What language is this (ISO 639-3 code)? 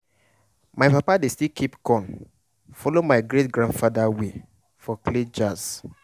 pcm